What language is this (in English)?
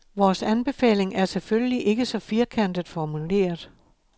Danish